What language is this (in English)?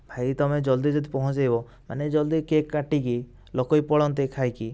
Odia